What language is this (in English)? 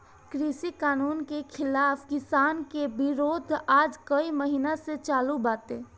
Bhojpuri